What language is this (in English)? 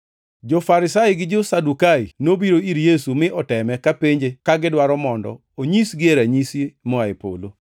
Luo (Kenya and Tanzania)